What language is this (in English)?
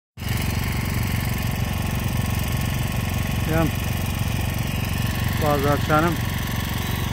Turkish